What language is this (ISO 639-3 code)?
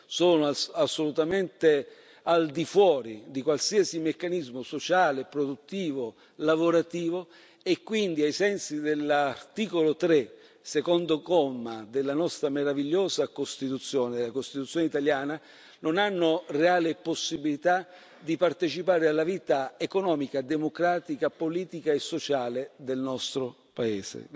ita